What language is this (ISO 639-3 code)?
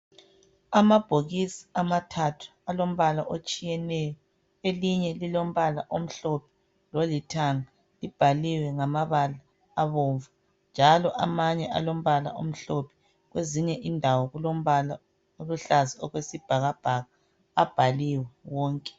nde